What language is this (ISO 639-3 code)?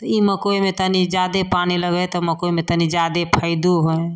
mai